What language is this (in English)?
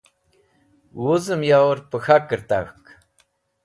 Wakhi